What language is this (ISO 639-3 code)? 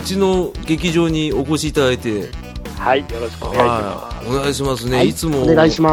jpn